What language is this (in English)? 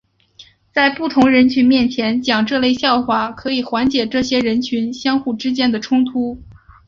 Chinese